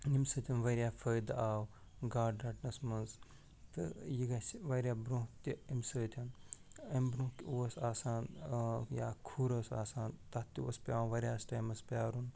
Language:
Kashmiri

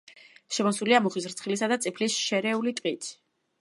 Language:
Georgian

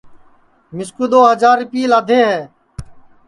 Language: Sansi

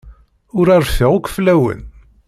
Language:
Kabyle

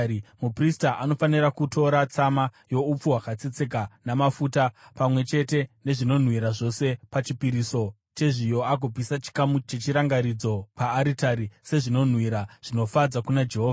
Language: Shona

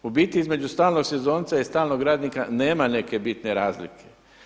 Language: Croatian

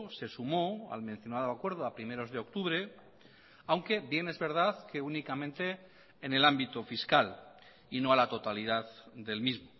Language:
Spanish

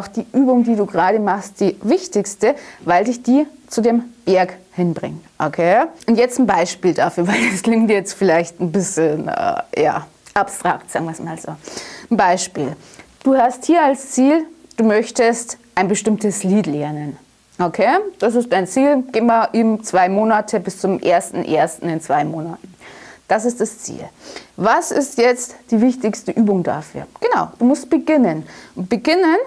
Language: German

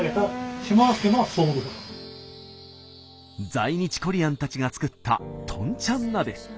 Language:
Japanese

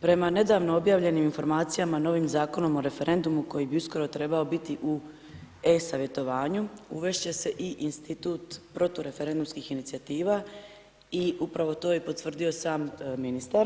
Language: Croatian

